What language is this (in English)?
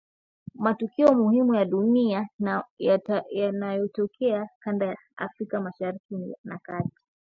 Swahili